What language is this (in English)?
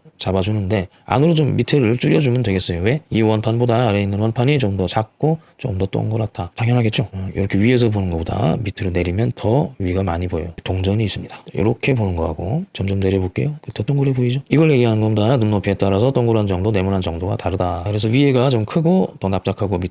Korean